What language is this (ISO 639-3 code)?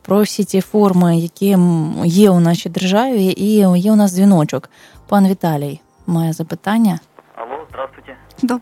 ukr